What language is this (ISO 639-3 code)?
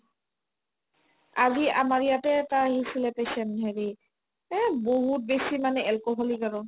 asm